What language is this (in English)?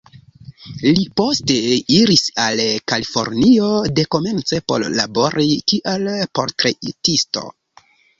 Esperanto